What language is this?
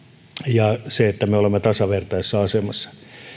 Finnish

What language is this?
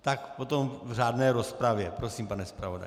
Czech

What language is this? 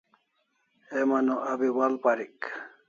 Kalasha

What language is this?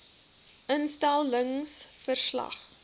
Afrikaans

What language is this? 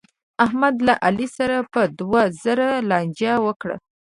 Pashto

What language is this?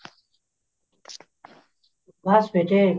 Punjabi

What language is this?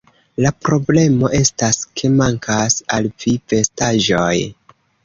Esperanto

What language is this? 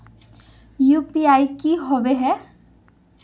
Magahi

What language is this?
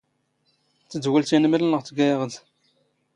Standard Moroccan Tamazight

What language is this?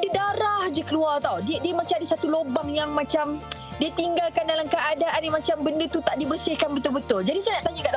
Malay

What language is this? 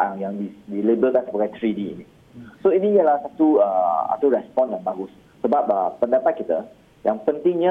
Malay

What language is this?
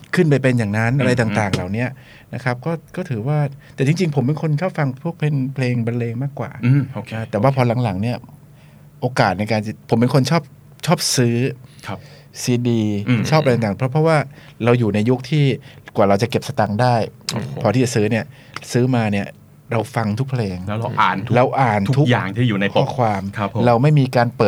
Thai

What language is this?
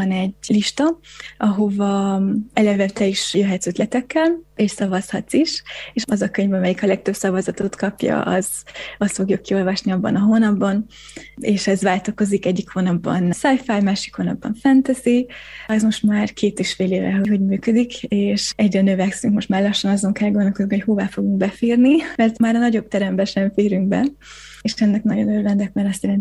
Hungarian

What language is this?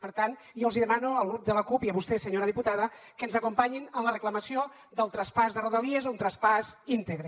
Catalan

